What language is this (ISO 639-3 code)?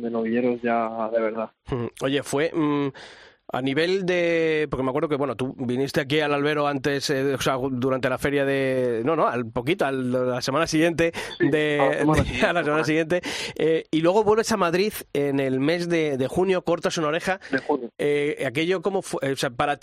spa